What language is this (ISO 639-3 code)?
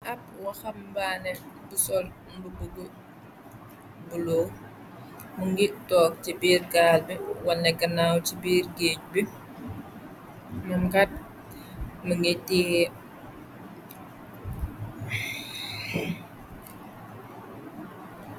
wol